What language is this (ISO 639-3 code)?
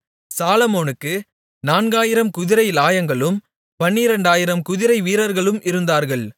tam